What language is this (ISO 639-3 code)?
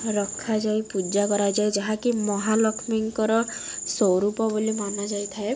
ori